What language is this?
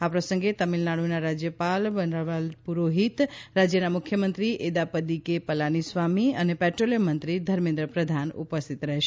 Gujarati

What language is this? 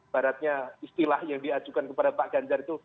Indonesian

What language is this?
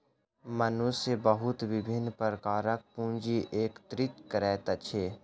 Maithili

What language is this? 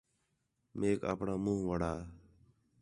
Khetrani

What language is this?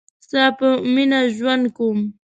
Pashto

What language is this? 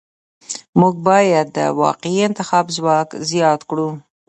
Pashto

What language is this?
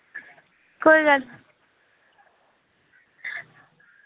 Dogri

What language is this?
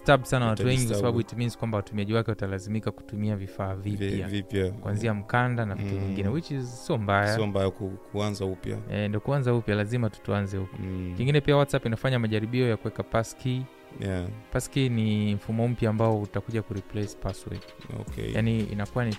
Swahili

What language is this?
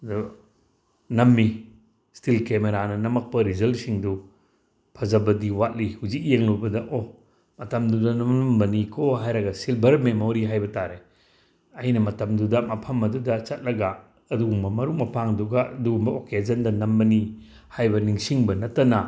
Manipuri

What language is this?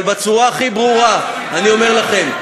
Hebrew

